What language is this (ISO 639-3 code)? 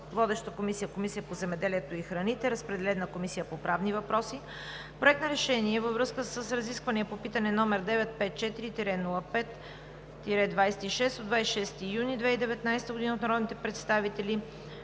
bul